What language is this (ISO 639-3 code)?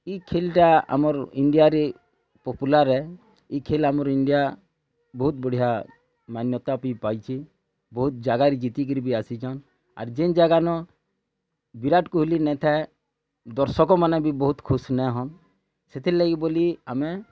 ori